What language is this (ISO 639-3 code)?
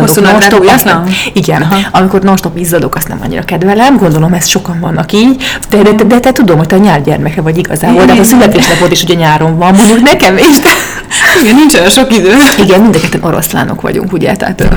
hun